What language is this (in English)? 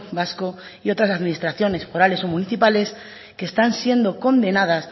Spanish